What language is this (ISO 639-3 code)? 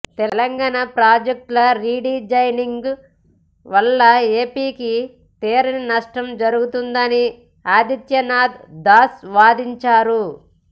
tel